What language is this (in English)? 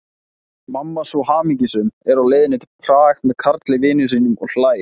Icelandic